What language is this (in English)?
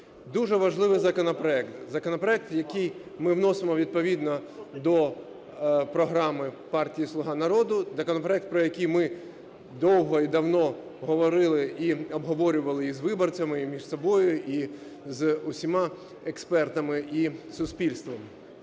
Ukrainian